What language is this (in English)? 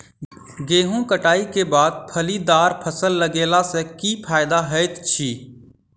Maithili